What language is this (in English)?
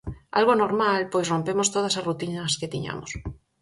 Galician